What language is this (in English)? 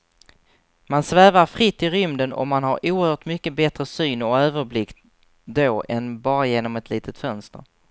Swedish